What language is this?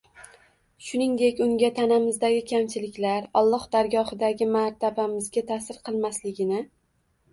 Uzbek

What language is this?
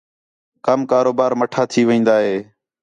Khetrani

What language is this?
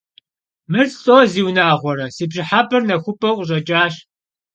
Kabardian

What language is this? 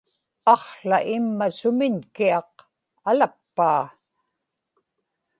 Inupiaq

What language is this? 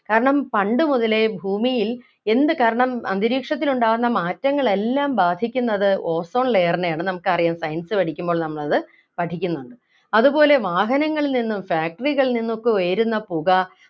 Malayalam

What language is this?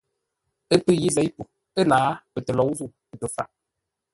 Ngombale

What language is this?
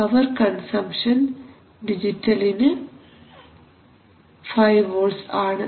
Malayalam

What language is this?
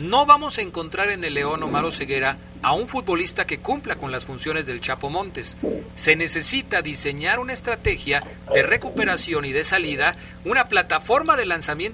Spanish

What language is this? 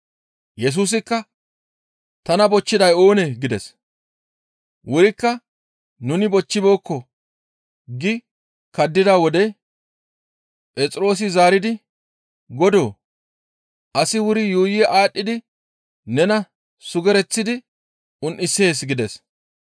Gamo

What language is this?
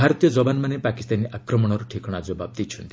Odia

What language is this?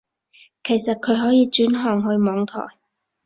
Cantonese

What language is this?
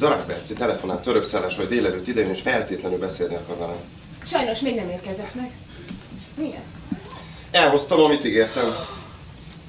Hungarian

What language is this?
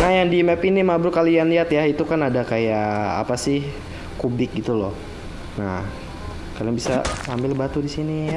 Indonesian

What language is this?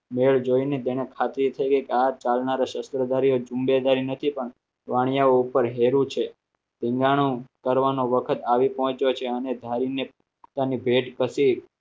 Gujarati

